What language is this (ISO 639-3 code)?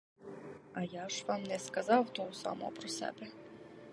ukr